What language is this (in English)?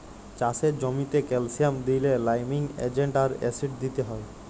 Bangla